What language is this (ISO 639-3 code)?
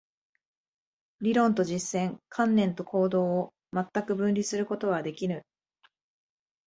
jpn